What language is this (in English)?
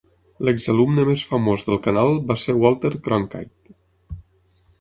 Catalan